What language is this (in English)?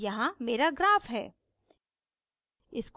Hindi